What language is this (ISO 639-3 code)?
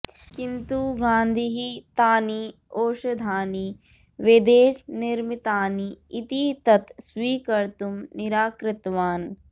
san